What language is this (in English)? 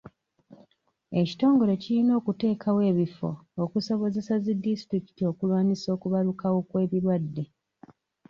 Ganda